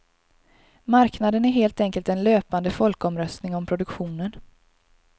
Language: Swedish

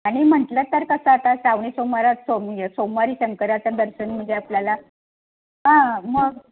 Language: Marathi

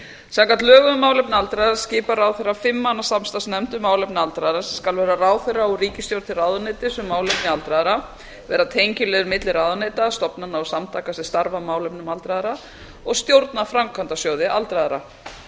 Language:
Icelandic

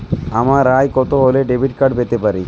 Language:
Bangla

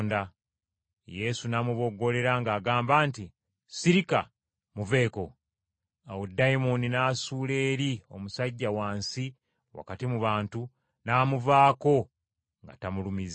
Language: Ganda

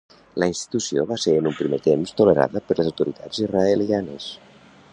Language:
Catalan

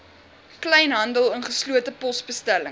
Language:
Afrikaans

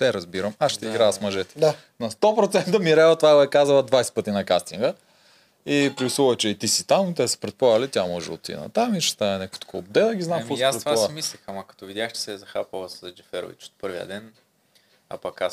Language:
Bulgarian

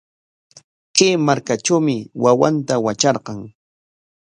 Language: Corongo Ancash Quechua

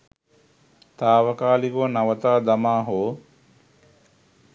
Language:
Sinhala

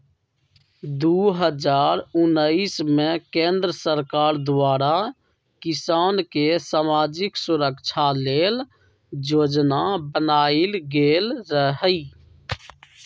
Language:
Magahi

